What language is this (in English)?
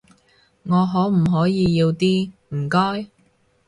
Cantonese